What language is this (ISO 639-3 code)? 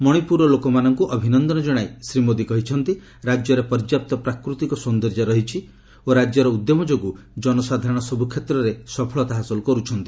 ori